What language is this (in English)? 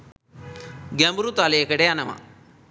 Sinhala